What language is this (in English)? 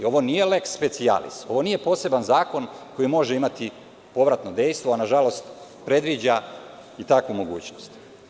Serbian